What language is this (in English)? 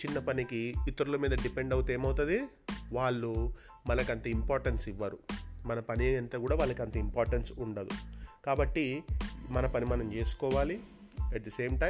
Telugu